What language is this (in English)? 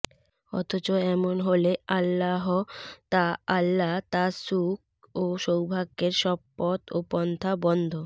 Bangla